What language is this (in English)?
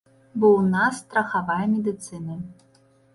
Belarusian